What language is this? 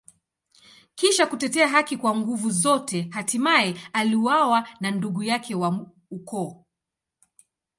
Swahili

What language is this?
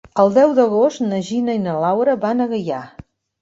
Catalan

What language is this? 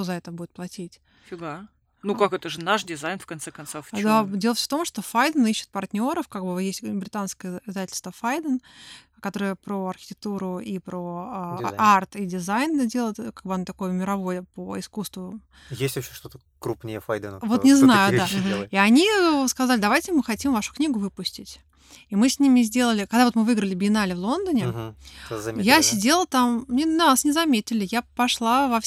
Russian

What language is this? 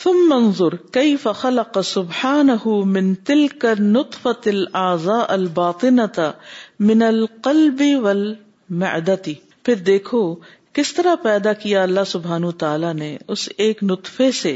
Urdu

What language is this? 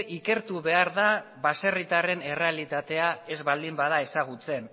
Basque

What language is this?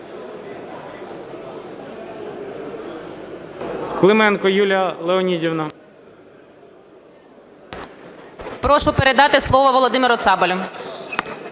Ukrainian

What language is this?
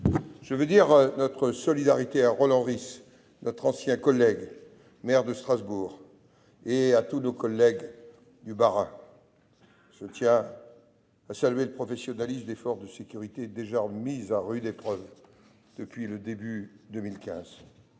French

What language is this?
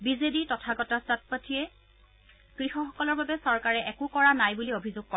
Assamese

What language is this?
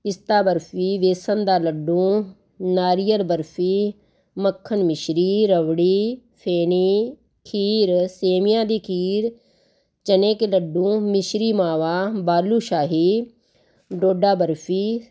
Punjabi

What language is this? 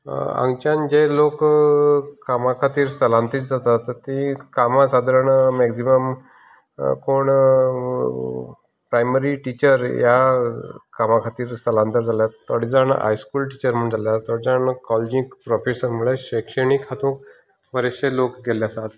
Konkani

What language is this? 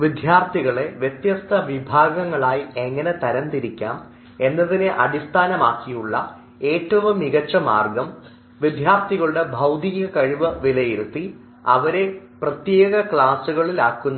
Malayalam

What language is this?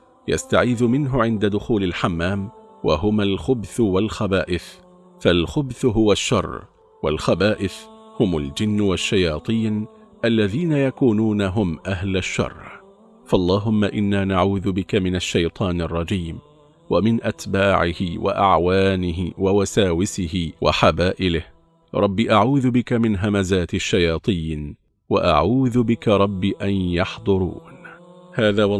Arabic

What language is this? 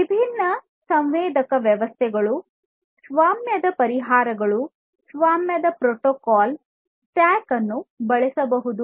Kannada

